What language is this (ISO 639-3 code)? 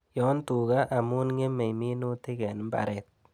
kln